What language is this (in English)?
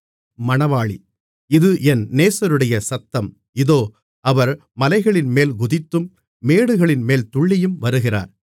Tamil